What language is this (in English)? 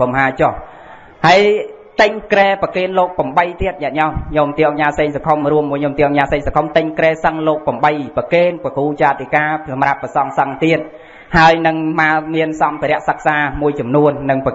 Vietnamese